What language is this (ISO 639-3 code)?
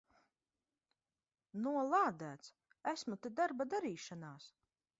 lav